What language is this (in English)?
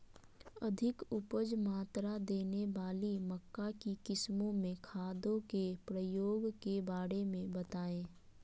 Magahi